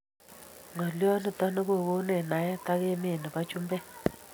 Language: Kalenjin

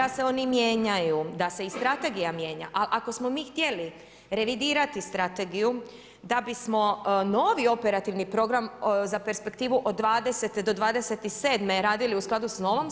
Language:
Croatian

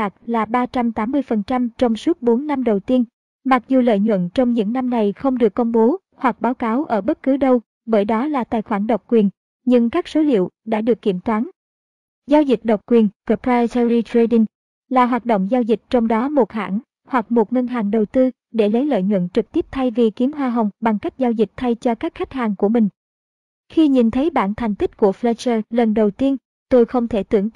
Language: Vietnamese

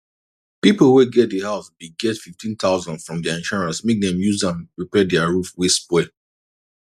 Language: Nigerian Pidgin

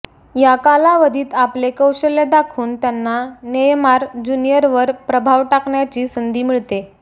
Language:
Marathi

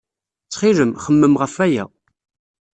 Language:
Kabyle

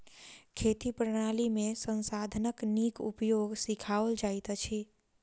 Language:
Maithili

